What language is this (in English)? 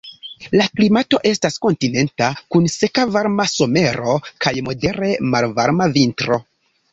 Esperanto